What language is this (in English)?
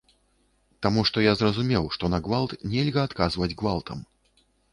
Belarusian